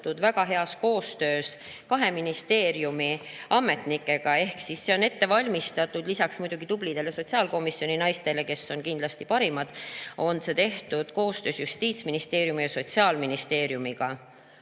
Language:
Estonian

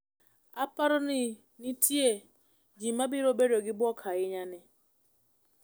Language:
Luo (Kenya and Tanzania)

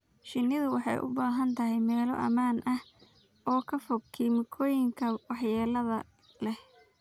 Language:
Somali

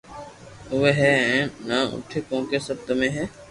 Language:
Loarki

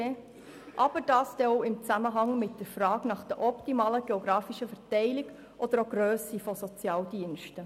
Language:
Swiss German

